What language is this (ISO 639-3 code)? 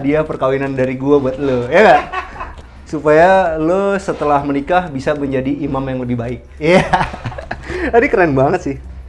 ind